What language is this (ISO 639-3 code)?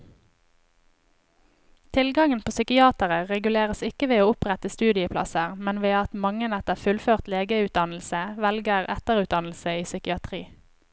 nor